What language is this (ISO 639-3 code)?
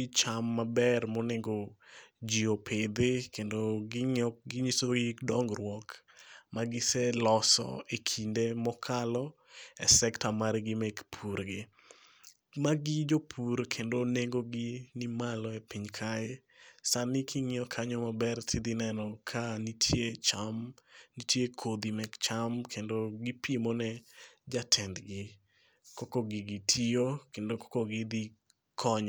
luo